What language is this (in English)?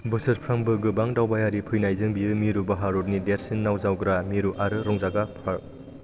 Bodo